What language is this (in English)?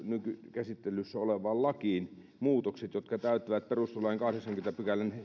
Finnish